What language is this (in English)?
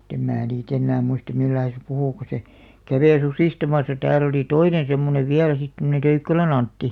Finnish